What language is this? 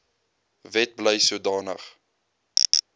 Afrikaans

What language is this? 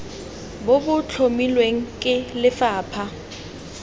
Tswana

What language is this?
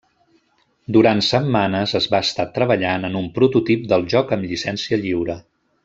Catalan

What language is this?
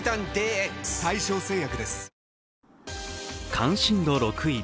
Japanese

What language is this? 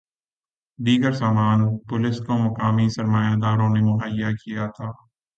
Urdu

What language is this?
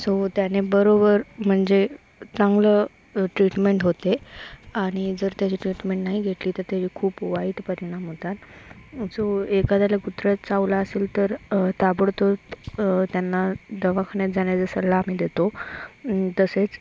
Marathi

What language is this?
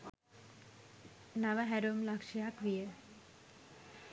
Sinhala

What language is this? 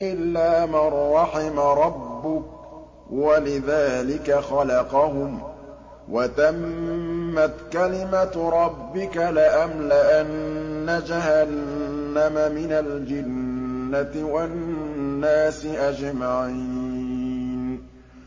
Arabic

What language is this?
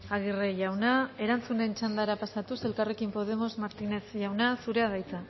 Basque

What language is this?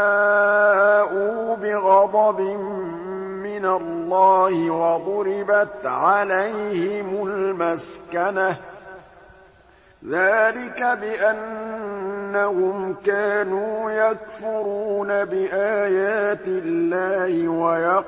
Arabic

